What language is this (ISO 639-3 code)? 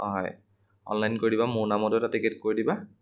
asm